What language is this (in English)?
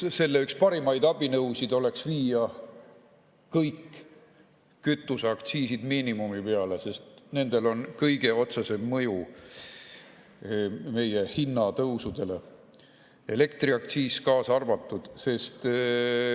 Estonian